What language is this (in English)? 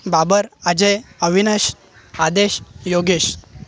Marathi